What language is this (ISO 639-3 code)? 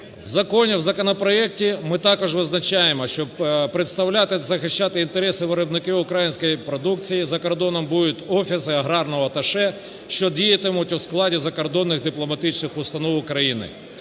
ukr